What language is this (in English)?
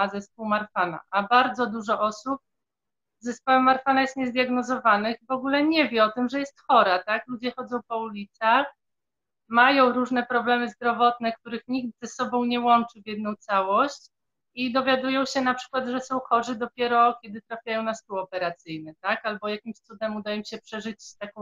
Polish